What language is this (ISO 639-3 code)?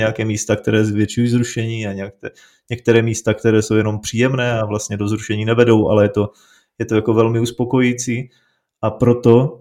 ces